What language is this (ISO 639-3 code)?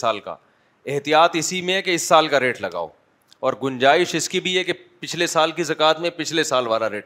urd